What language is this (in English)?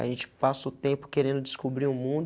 Portuguese